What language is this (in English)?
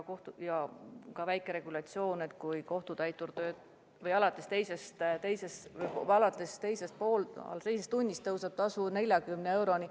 Estonian